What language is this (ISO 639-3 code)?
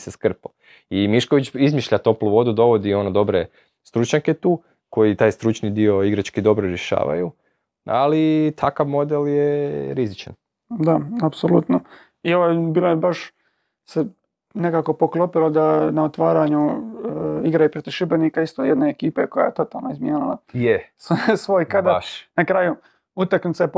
hrv